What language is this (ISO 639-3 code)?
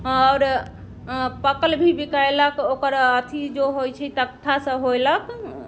mai